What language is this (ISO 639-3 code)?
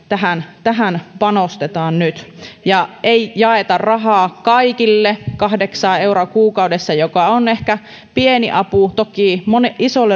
fin